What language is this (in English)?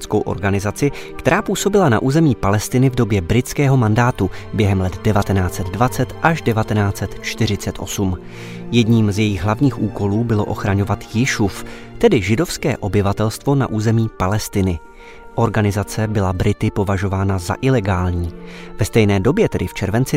Czech